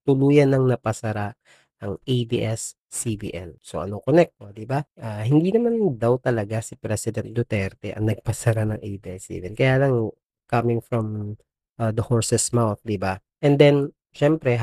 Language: Filipino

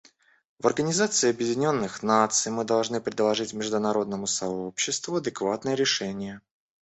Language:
Russian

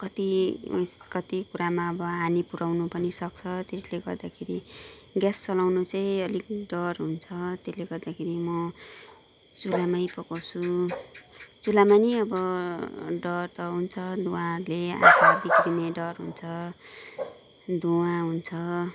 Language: Nepali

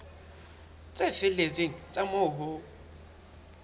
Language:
Southern Sotho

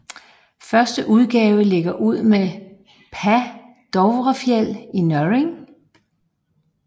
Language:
Danish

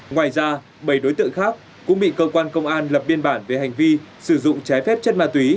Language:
Vietnamese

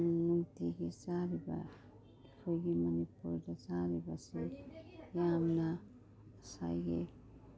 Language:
Manipuri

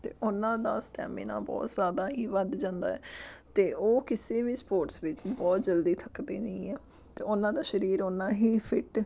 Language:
Punjabi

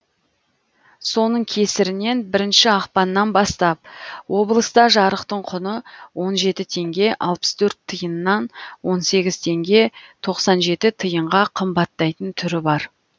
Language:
Kazakh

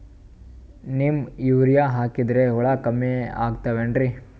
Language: Kannada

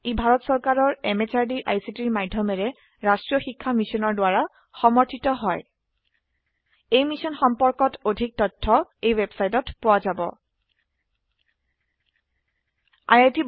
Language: Assamese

